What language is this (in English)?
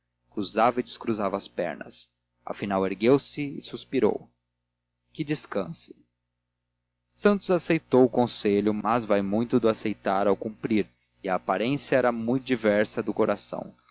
Portuguese